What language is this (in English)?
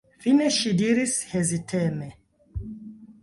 Esperanto